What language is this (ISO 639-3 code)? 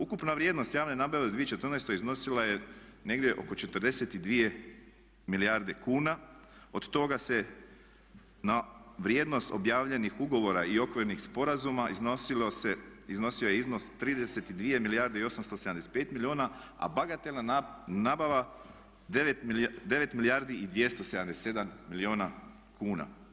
hrv